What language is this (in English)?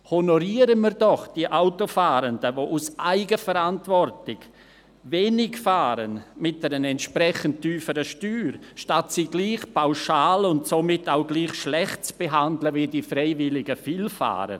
Swiss German